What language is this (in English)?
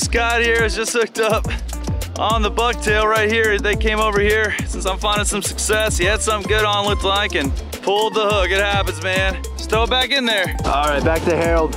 English